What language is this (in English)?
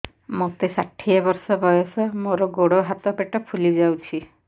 Odia